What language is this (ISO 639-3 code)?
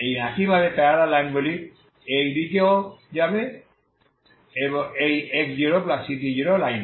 ben